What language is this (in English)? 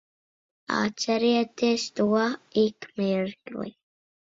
Latvian